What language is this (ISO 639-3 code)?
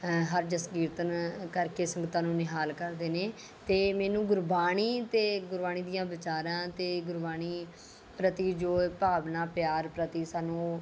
pan